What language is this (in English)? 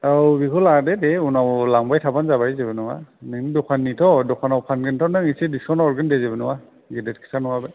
Bodo